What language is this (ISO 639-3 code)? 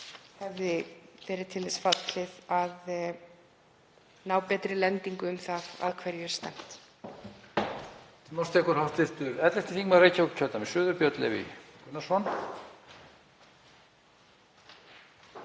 isl